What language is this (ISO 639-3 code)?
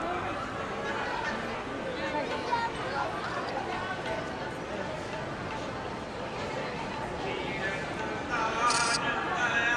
tur